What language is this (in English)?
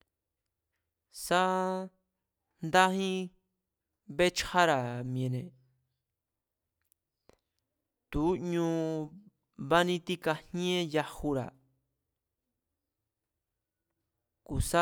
Mazatlán Mazatec